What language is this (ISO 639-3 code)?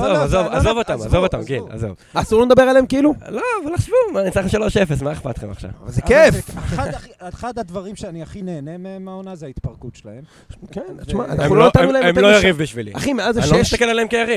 heb